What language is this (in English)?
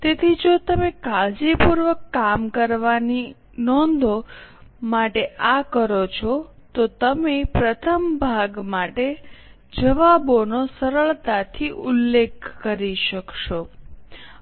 Gujarati